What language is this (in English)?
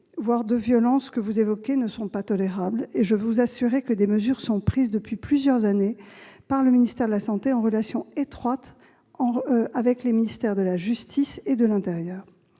French